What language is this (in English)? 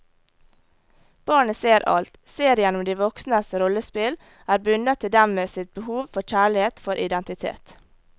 Norwegian